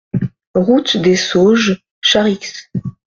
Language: French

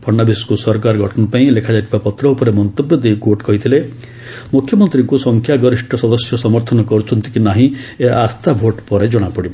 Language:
Odia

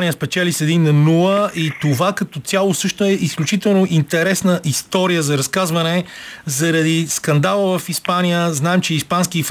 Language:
Bulgarian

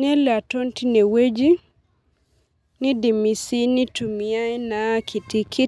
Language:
Masai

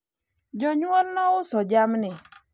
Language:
Luo (Kenya and Tanzania)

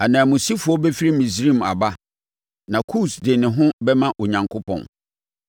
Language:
Akan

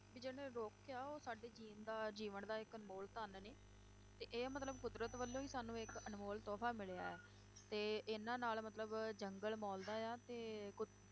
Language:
Punjabi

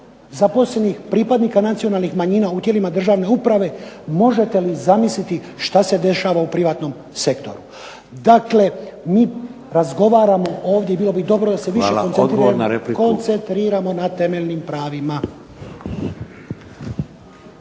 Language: Croatian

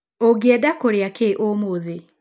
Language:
Kikuyu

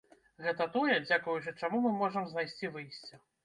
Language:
Belarusian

